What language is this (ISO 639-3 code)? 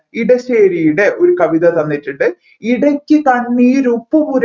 mal